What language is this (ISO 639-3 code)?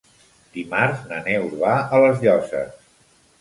cat